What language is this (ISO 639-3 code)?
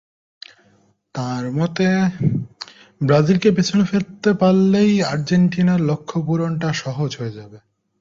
ben